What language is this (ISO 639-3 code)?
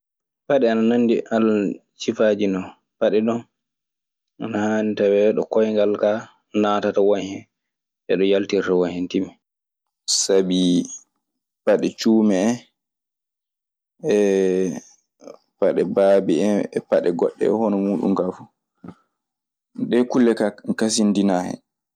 ffm